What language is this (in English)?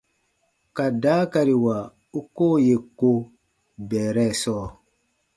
Baatonum